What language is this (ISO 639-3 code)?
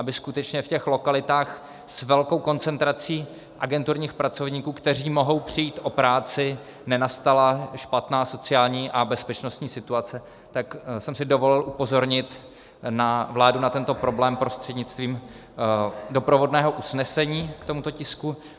ces